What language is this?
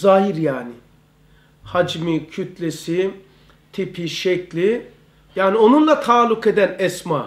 Turkish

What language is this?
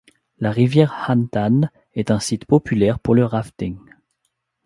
French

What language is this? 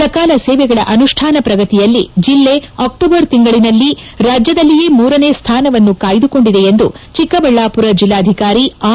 Kannada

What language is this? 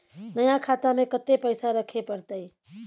Maithili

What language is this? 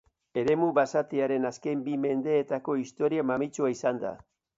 Basque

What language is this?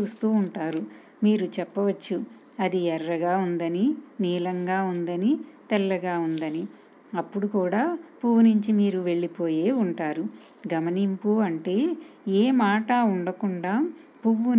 Telugu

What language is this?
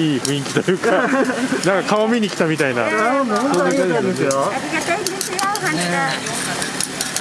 Japanese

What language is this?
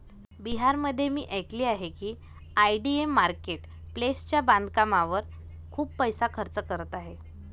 Marathi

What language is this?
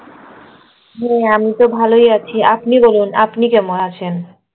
Bangla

